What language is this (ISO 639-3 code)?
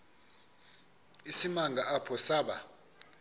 xho